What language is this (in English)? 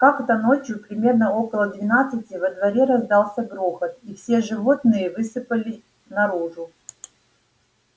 Russian